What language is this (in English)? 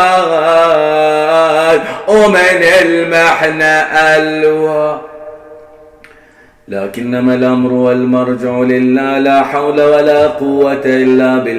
Arabic